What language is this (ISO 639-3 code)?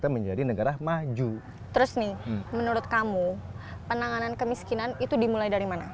ind